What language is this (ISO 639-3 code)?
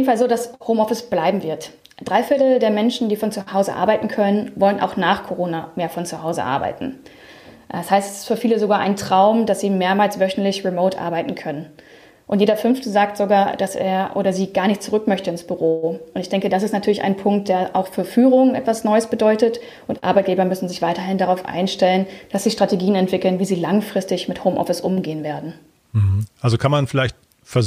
deu